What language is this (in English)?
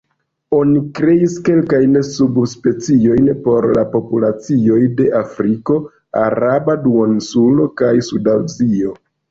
Esperanto